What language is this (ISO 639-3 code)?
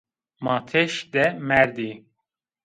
zza